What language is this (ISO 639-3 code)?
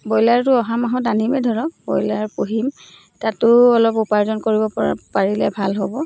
asm